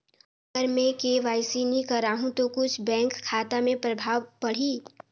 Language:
Chhattisgarhi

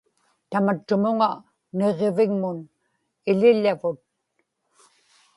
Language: Inupiaq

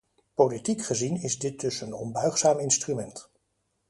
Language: Dutch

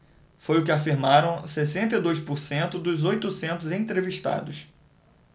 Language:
Portuguese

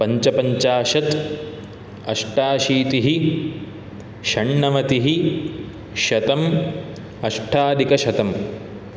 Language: Sanskrit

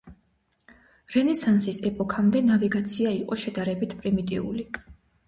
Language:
Georgian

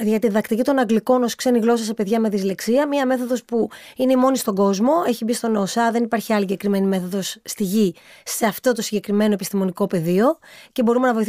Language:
Greek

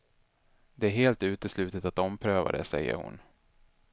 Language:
Swedish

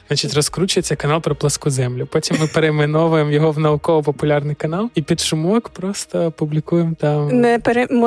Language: Ukrainian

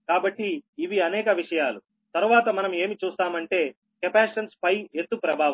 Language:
Telugu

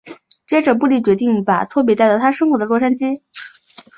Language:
Chinese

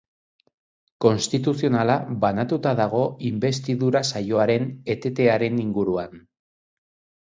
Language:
Basque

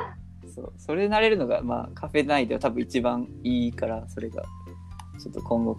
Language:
Japanese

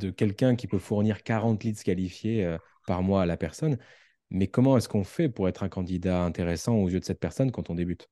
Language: French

